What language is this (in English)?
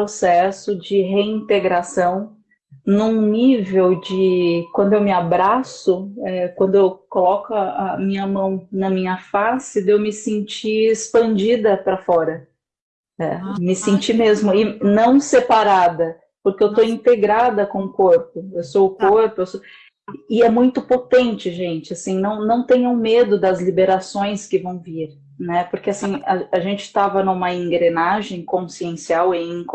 Portuguese